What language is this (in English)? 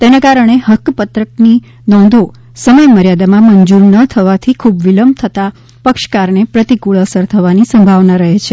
Gujarati